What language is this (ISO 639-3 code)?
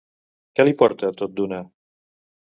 cat